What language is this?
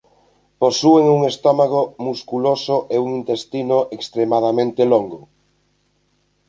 Galician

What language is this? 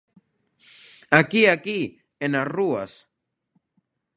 Galician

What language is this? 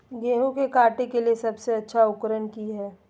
Magahi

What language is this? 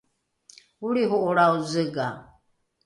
Rukai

